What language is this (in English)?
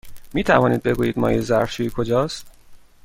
Persian